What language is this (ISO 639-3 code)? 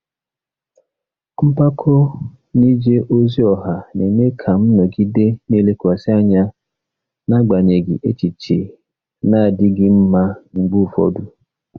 ibo